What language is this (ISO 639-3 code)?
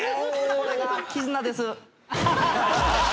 jpn